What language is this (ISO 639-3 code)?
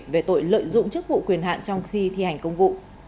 vie